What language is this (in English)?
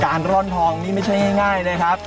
Thai